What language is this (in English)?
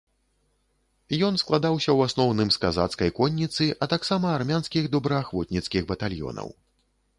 Belarusian